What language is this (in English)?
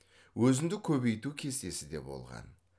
Kazakh